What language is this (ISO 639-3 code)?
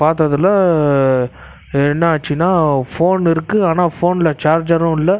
tam